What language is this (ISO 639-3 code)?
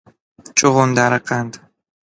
fas